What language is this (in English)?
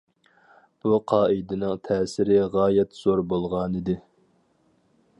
Uyghur